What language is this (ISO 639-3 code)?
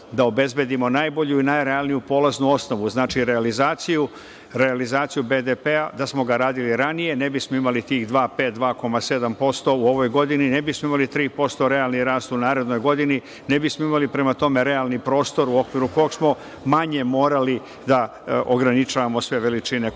srp